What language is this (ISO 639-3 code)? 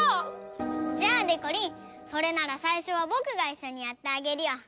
jpn